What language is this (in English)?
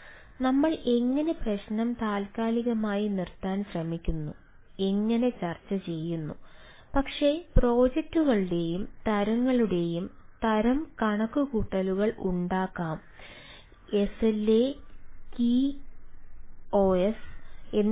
Malayalam